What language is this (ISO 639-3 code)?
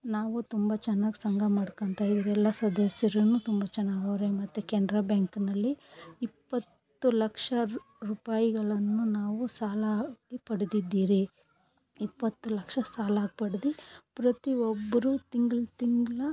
kan